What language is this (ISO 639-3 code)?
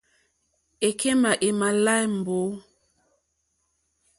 bri